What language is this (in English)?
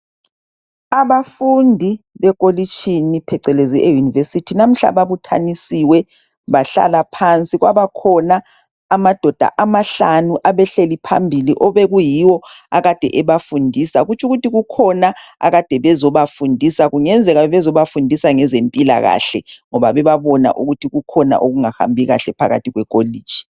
North Ndebele